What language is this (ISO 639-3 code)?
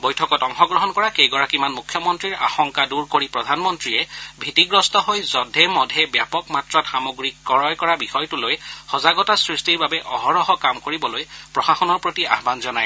asm